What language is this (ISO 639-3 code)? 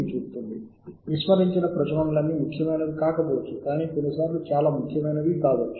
tel